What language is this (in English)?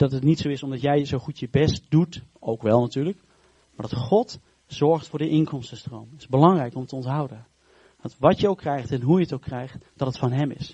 Dutch